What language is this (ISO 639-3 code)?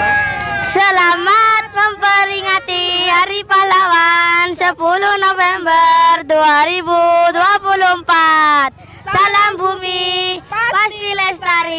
ind